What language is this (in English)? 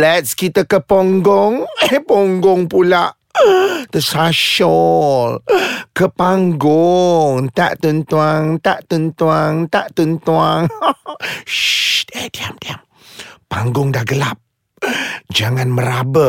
Malay